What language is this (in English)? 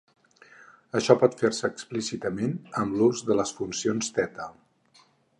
Catalan